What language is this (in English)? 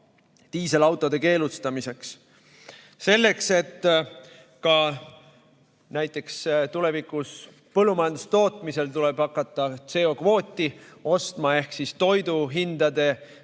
Estonian